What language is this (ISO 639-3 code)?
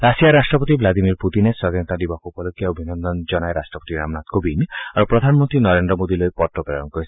asm